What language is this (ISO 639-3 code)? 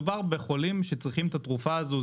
heb